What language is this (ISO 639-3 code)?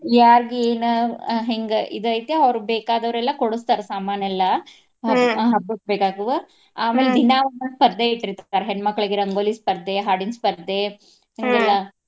kan